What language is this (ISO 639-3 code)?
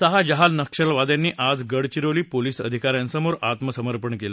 mar